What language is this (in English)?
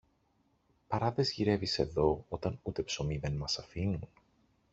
Greek